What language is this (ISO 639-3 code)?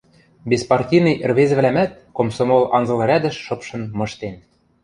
mrj